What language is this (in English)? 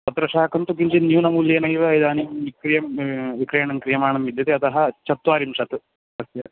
Sanskrit